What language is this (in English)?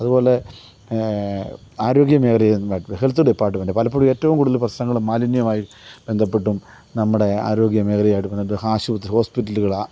Malayalam